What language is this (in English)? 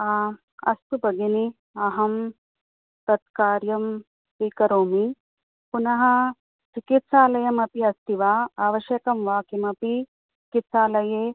Sanskrit